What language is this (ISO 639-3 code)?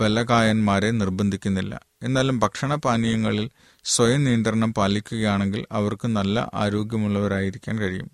mal